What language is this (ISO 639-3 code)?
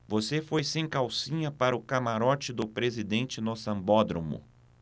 por